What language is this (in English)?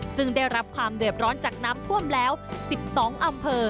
Thai